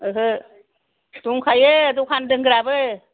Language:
Bodo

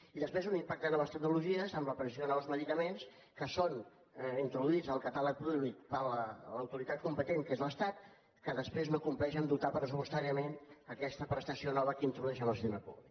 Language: Catalan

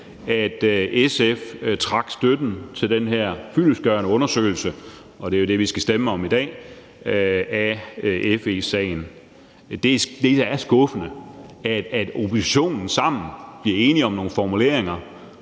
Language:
Danish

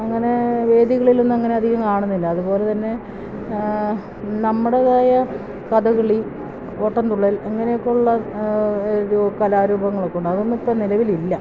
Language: Malayalam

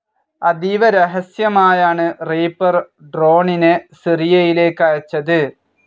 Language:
Malayalam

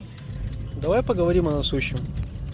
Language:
Russian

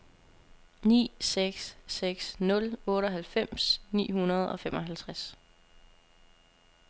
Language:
Danish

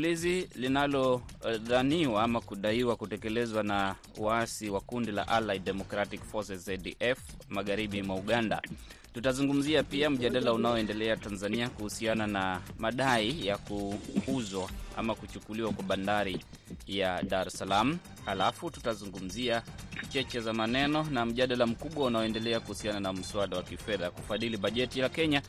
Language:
Swahili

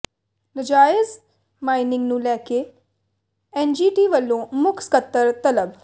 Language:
Punjabi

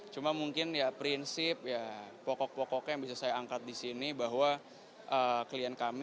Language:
Indonesian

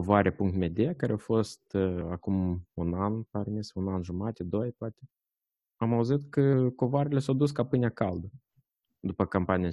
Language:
Romanian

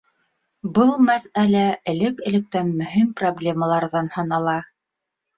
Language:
Bashkir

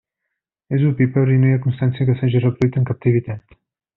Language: Catalan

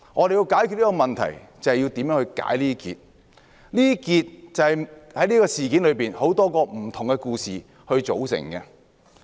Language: Cantonese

